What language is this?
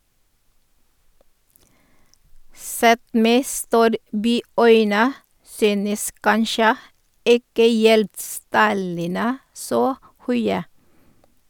Norwegian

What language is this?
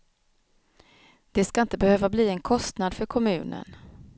Swedish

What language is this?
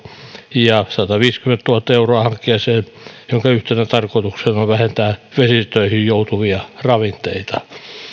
Finnish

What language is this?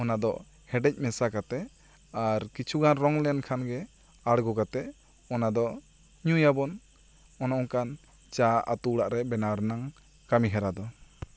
Santali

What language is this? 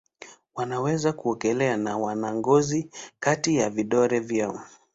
Swahili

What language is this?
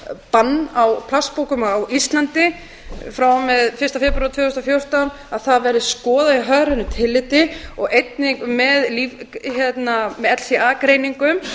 Icelandic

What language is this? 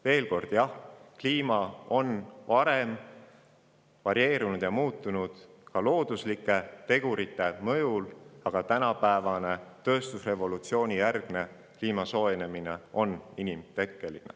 Estonian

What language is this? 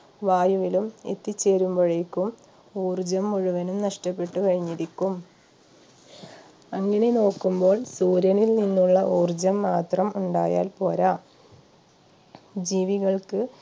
Malayalam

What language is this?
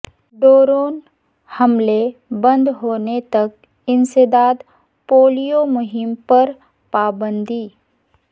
Urdu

